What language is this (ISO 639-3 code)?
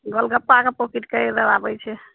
mai